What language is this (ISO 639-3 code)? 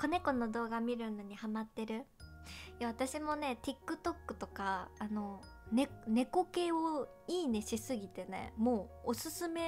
jpn